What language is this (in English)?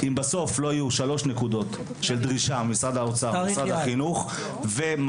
Hebrew